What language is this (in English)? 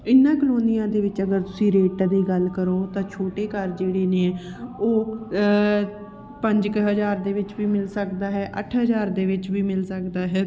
Punjabi